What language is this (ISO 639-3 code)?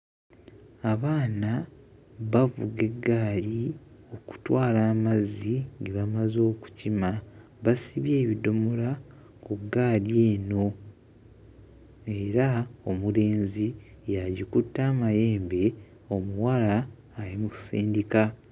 lug